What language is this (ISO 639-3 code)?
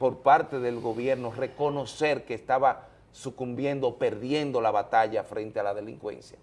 spa